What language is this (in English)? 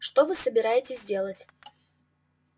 Russian